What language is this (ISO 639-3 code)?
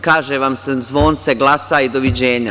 srp